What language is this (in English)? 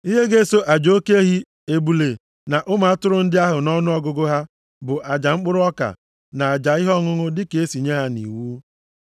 Igbo